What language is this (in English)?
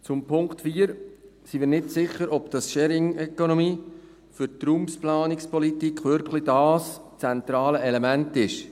Swiss German